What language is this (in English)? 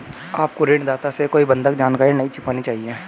Hindi